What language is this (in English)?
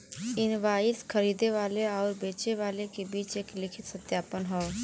Bhojpuri